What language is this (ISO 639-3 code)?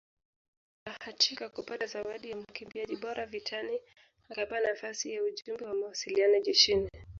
swa